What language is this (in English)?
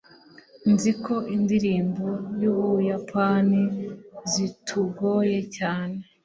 Kinyarwanda